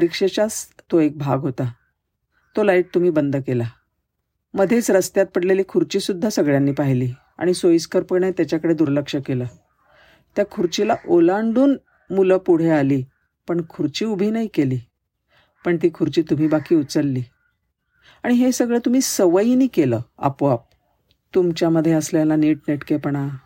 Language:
Marathi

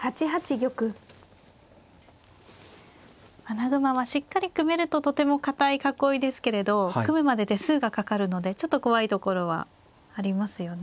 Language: Japanese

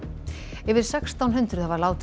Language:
Icelandic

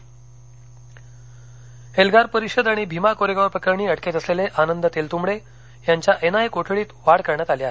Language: Marathi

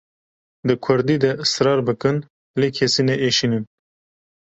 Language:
Kurdish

